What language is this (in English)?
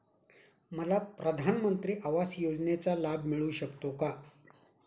Marathi